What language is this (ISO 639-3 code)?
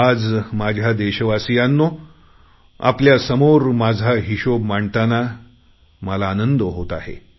mar